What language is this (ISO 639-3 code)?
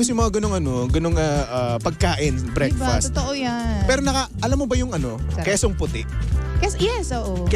fil